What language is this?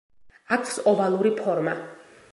Georgian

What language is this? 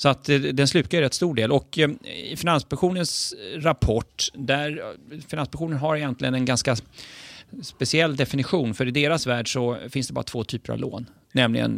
Swedish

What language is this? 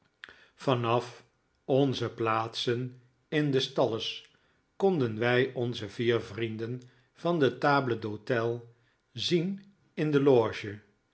Dutch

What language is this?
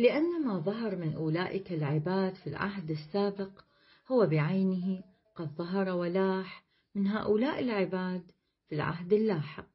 Arabic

